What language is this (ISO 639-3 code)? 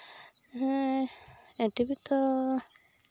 sat